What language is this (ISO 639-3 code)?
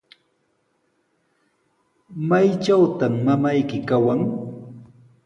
qws